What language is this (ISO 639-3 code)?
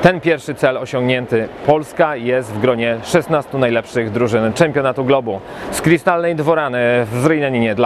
pol